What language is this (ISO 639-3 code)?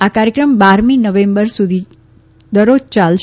guj